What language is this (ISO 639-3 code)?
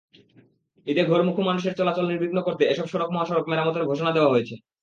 ben